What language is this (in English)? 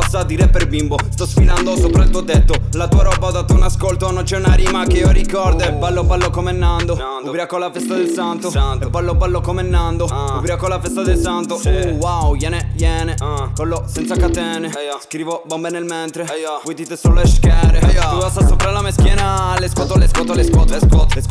Italian